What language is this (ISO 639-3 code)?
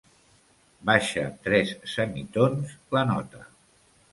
cat